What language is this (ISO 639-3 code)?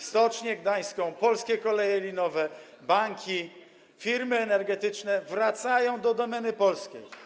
pol